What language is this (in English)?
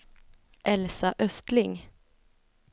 Swedish